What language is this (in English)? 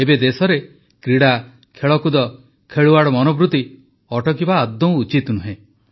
Odia